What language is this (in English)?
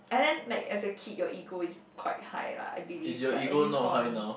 English